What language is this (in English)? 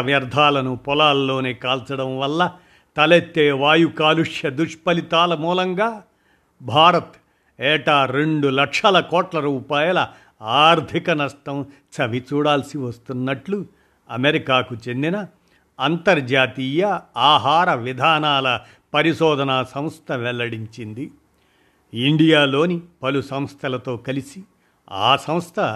Telugu